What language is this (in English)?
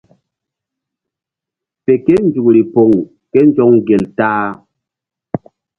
Mbum